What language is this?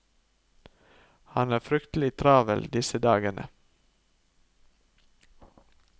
Norwegian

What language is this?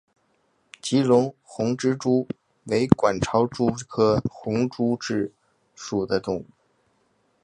Chinese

